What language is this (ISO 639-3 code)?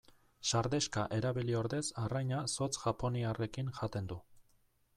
eus